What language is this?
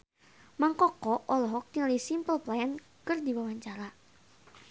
Sundanese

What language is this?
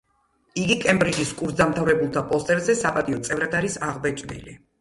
Georgian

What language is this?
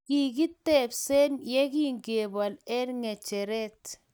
Kalenjin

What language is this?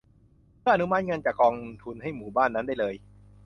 Thai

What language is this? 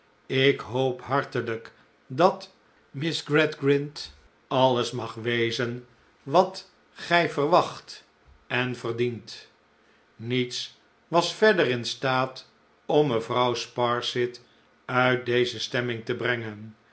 Dutch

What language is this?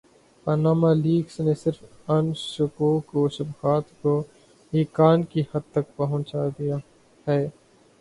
Urdu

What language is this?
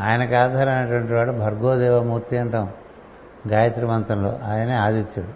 Telugu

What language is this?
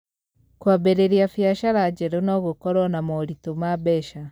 Kikuyu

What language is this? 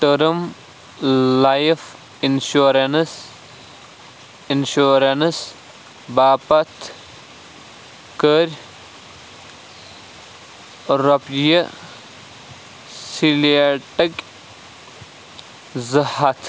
Kashmiri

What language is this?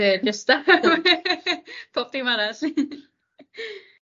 Welsh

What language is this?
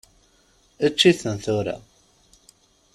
Kabyle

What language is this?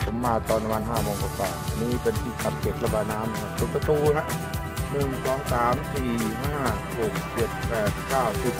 Thai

